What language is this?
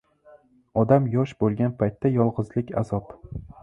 Uzbek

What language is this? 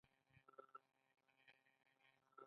Pashto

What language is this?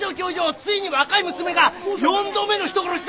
Japanese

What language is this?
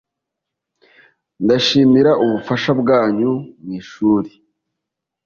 Kinyarwanda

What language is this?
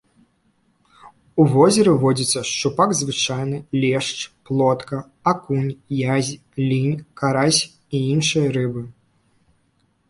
Belarusian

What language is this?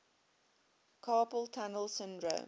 English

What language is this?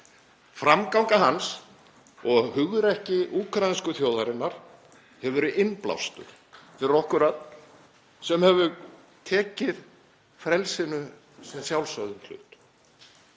Icelandic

